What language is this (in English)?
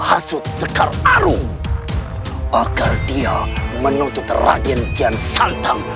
Indonesian